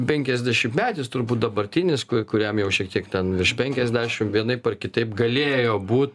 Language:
Lithuanian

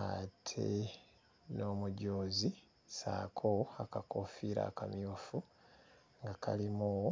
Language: Ganda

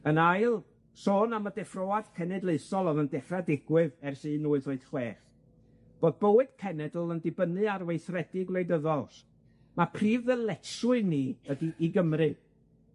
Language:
Welsh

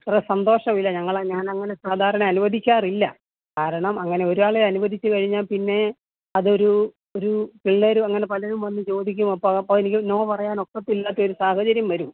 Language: Malayalam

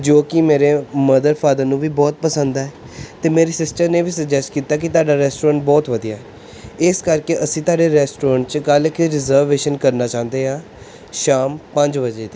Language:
Punjabi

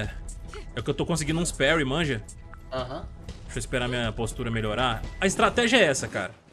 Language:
Portuguese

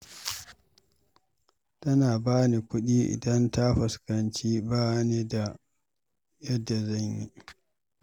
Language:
Hausa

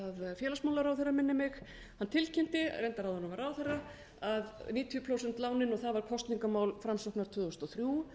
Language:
Icelandic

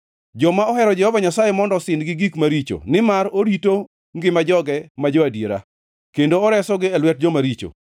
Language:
Luo (Kenya and Tanzania)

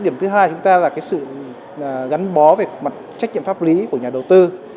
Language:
Vietnamese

